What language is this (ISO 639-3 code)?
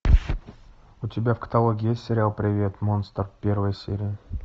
rus